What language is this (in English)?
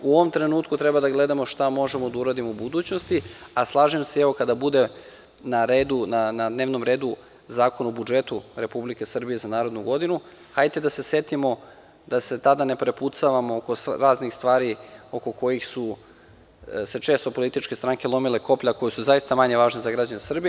Serbian